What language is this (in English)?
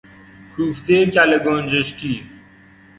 Persian